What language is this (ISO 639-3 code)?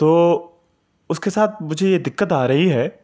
urd